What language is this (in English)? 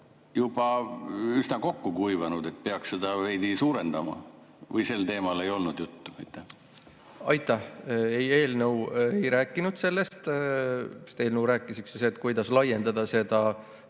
Estonian